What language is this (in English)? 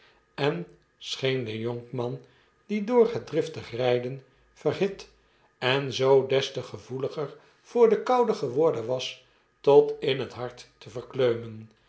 Dutch